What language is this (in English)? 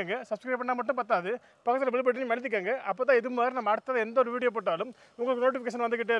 Korean